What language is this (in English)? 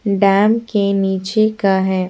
Hindi